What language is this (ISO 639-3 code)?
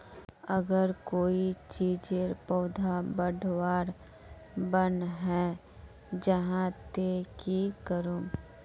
mag